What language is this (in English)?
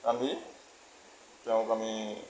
Assamese